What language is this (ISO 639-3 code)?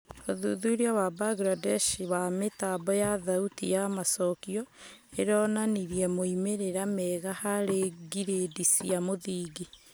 kik